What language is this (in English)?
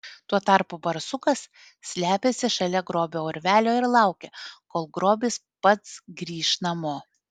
Lithuanian